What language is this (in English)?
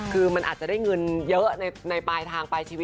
Thai